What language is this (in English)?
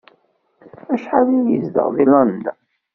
Kabyle